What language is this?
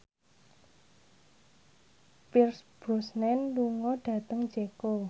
Javanese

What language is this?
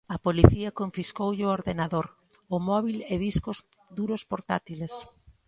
Galician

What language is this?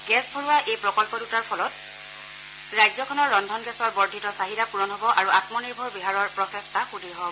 Assamese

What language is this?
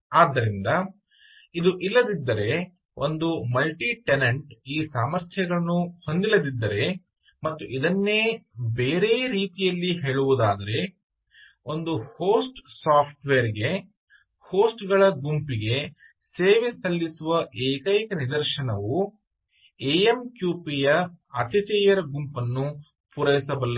Kannada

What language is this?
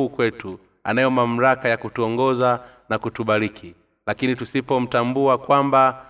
Swahili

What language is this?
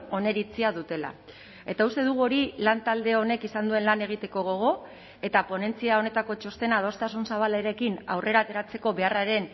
Basque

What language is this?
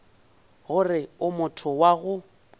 Northern Sotho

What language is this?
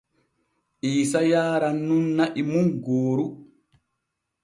Borgu Fulfulde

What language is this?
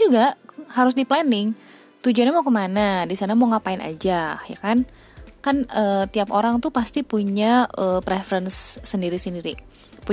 Indonesian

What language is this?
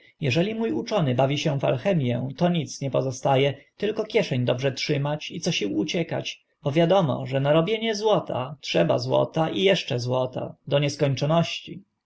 Polish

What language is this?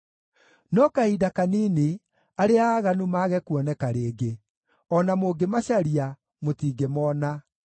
Kikuyu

